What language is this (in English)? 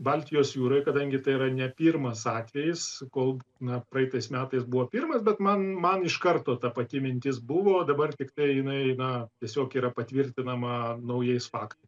Lithuanian